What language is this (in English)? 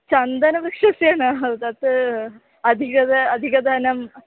Sanskrit